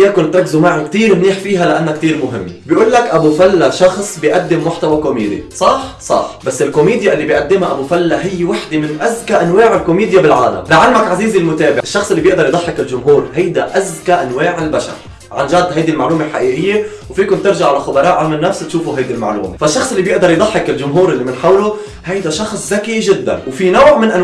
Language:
Arabic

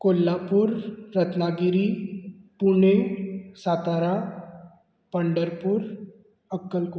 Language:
Konkani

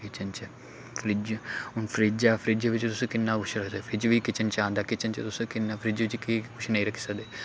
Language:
Dogri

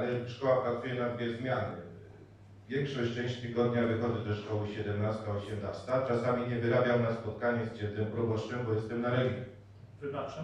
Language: Polish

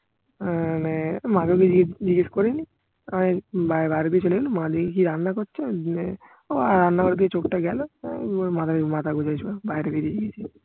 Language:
Bangla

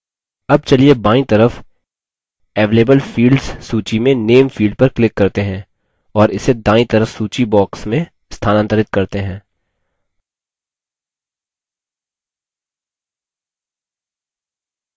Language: Hindi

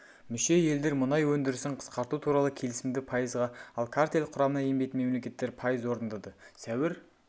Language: Kazakh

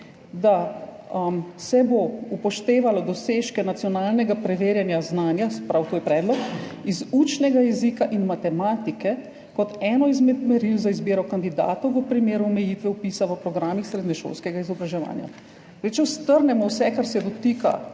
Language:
Slovenian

